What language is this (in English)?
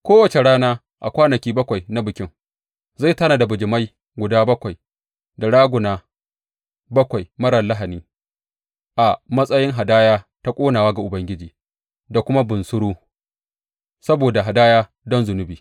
Hausa